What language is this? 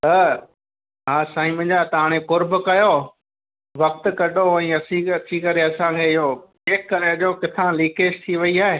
Sindhi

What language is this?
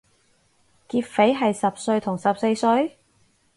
Cantonese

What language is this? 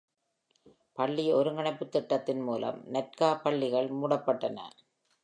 Tamil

